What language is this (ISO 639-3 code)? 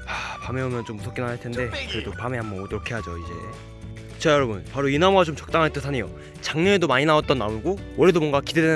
kor